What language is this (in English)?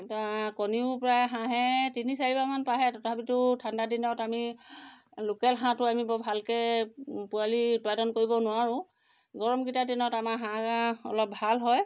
Assamese